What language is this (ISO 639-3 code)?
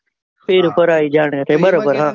guj